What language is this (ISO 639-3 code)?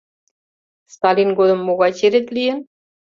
chm